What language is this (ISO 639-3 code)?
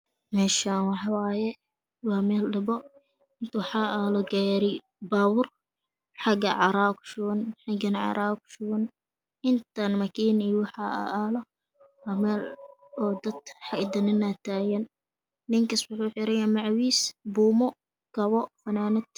som